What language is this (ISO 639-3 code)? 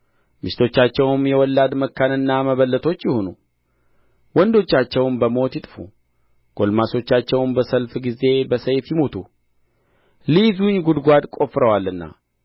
amh